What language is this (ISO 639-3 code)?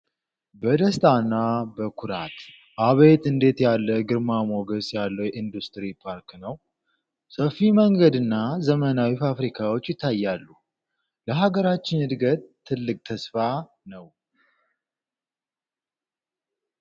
amh